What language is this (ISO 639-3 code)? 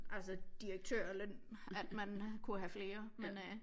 dan